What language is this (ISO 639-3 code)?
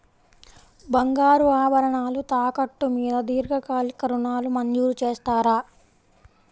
tel